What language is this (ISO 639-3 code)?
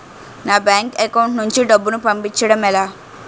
tel